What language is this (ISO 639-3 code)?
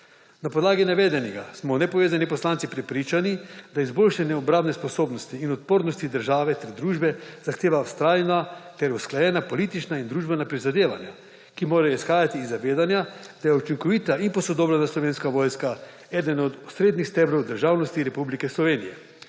slv